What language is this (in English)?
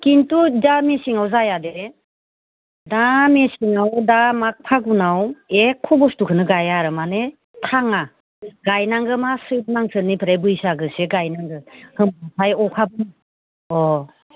Bodo